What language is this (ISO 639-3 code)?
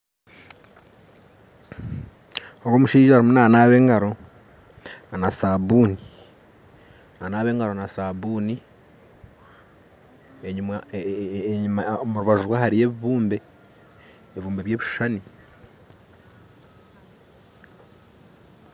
nyn